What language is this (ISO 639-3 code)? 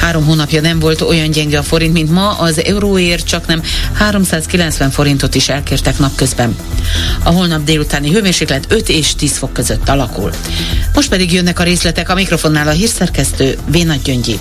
hun